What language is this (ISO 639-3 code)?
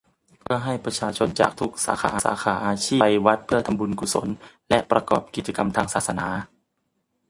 tha